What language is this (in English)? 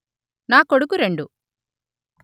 Telugu